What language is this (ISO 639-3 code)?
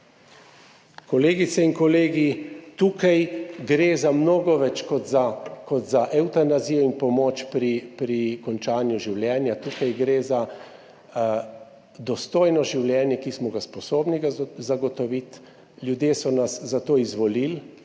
slv